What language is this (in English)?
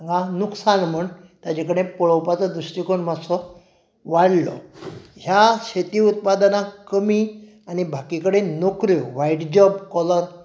Konkani